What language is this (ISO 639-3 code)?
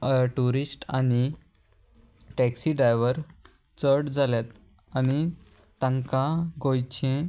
kok